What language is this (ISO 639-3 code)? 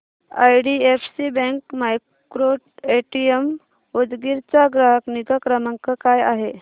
mar